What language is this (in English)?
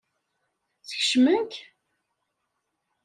Kabyle